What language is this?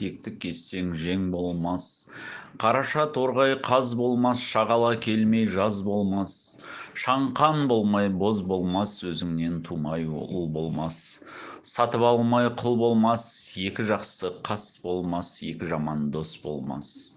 Turkish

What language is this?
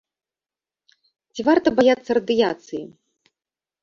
Belarusian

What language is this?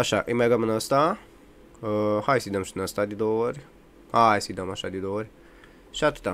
Romanian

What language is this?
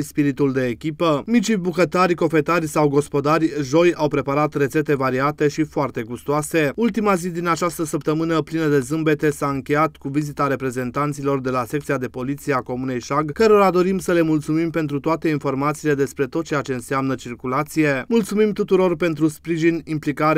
Romanian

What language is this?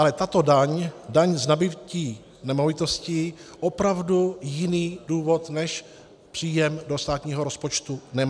Czech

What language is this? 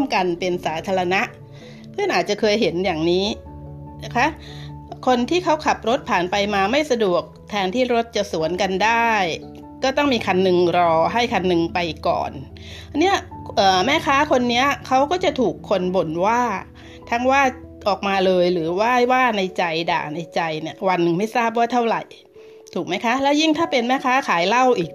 Thai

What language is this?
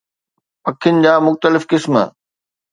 Sindhi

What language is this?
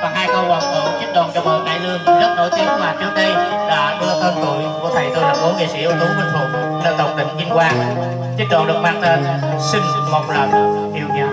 Vietnamese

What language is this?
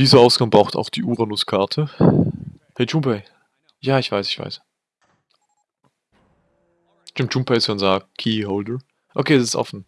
German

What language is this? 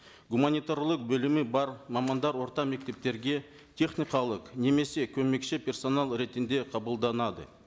Kazakh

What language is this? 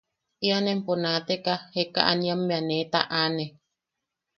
Yaqui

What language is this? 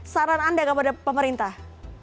Indonesian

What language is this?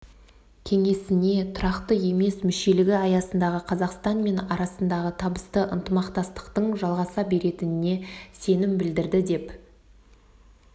Kazakh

